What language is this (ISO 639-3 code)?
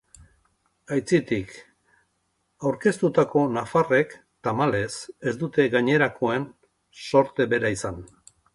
eus